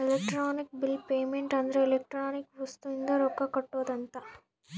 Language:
Kannada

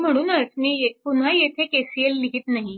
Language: Marathi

